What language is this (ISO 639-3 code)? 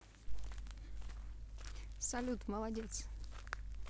rus